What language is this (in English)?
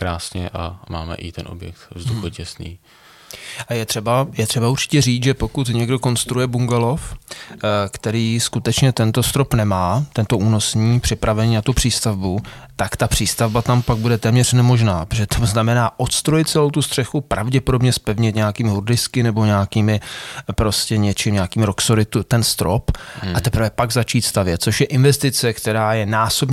Czech